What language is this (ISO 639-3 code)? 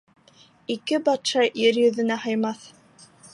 bak